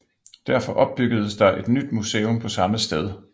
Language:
Danish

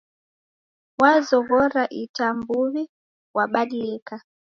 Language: Taita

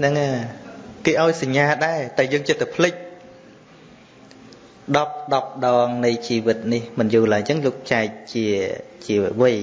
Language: Vietnamese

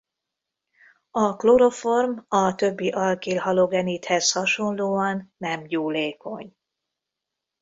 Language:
Hungarian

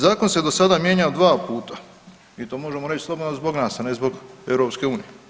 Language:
Croatian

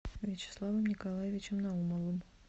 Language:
Russian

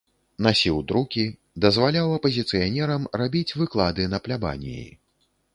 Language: Belarusian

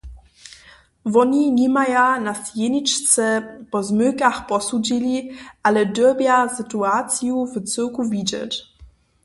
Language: Upper Sorbian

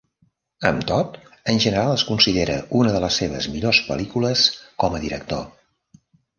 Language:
Catalan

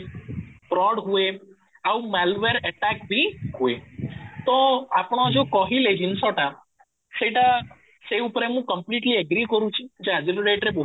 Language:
Odia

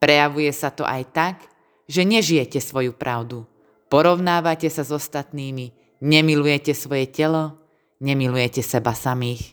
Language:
Slovak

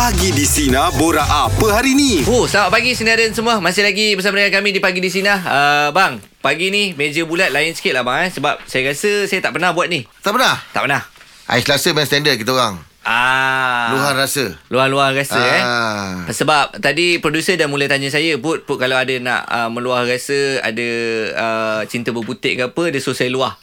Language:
Malay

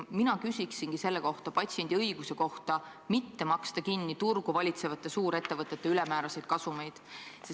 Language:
Estonian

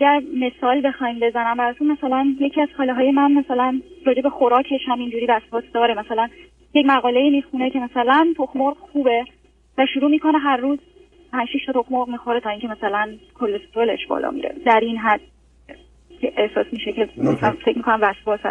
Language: Persian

